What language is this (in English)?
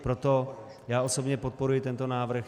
Czech